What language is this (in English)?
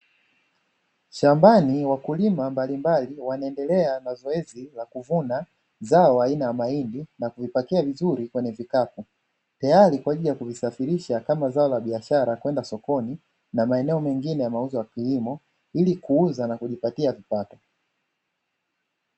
Swahili